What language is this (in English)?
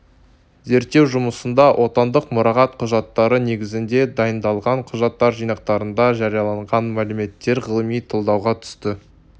Kazakh